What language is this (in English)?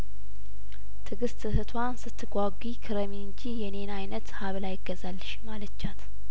Amharic